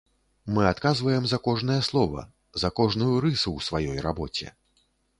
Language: Belarusian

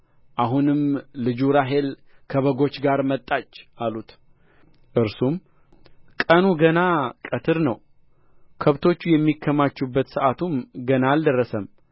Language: Amharic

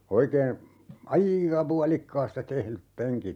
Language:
Finnish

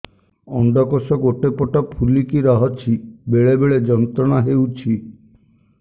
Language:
Odia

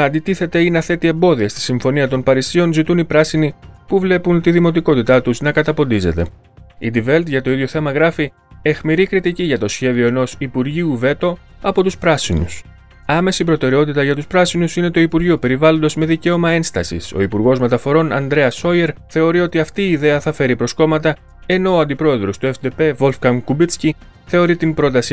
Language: Greek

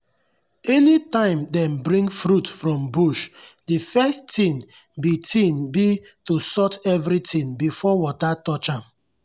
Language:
Nigerian Pidgin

